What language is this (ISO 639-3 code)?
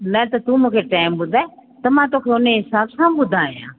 snd